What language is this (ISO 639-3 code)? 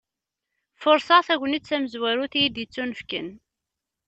kab